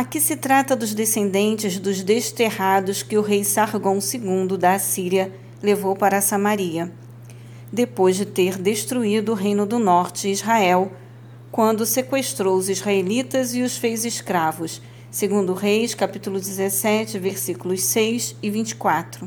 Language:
Portuguese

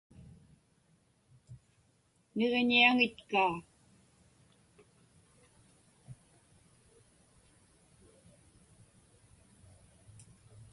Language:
Inupiaq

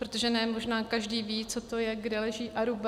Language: Czech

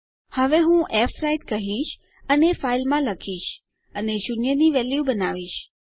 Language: Gujarati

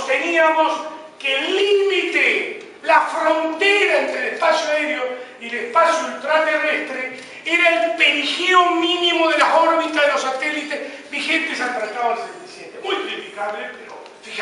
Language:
Spanish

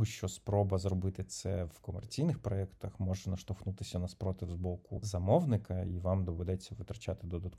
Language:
Ukrainian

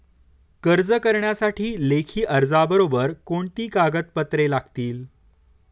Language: Marathi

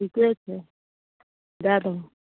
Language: Maithili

